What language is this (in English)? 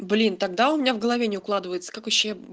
Russian